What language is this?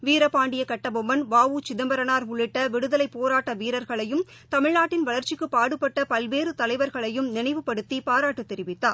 Tamil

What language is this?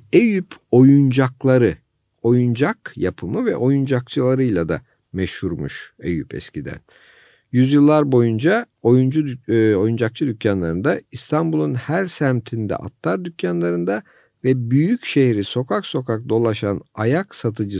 Turkish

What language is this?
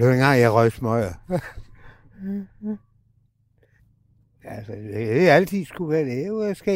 Danish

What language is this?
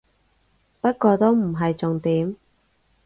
Cantonese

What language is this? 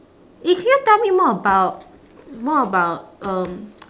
English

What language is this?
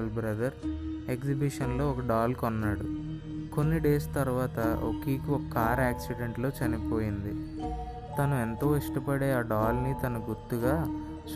Telugu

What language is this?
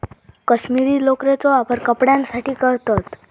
Marathi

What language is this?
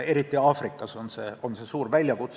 Estonian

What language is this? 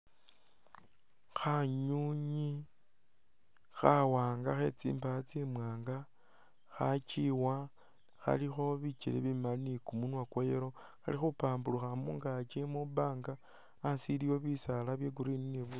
Masaaba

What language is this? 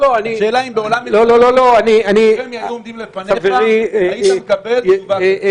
Hebrew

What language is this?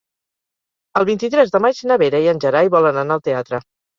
Catalan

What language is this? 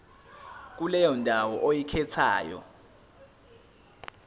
Zulu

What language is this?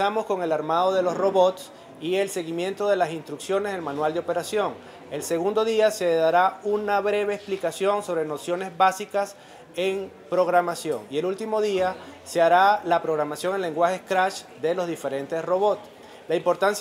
Spanish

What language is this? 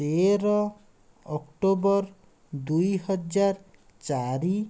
Odia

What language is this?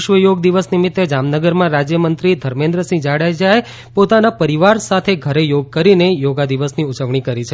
Gujarati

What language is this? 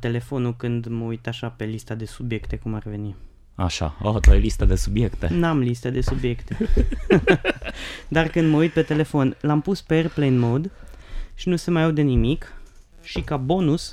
Romanian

